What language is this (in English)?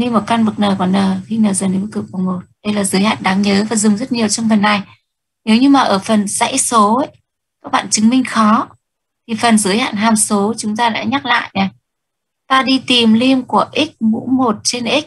Vietnamese